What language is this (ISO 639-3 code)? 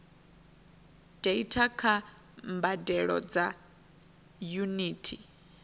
ven